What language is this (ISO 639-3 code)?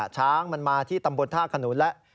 tha